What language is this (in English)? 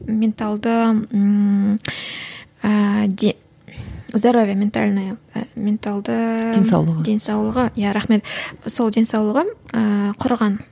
Kazakh